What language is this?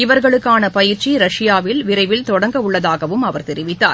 Tamil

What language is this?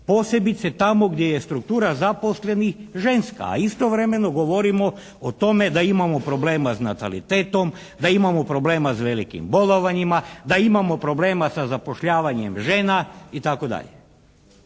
Croatian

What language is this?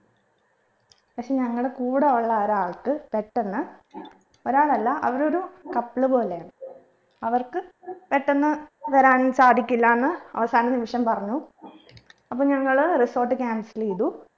Malayalam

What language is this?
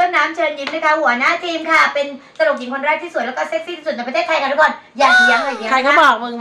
Thai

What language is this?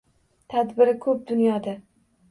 Uzbek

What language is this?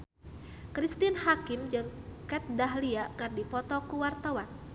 Sundanese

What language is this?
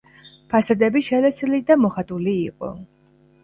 Georgian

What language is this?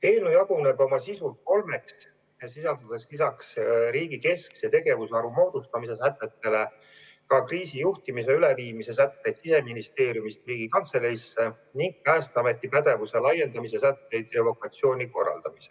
Estonian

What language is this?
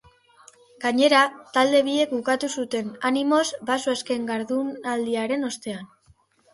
Basque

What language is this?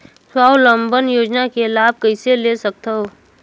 Chhattisgarhi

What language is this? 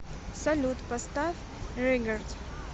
Russian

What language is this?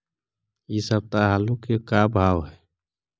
Magahi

